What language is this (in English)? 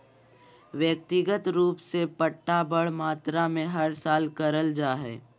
Magahi